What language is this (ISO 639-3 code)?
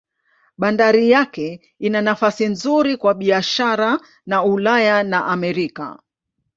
swa